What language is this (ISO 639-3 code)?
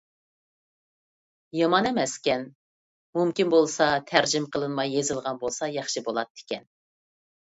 uig